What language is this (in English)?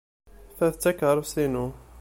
Kabyle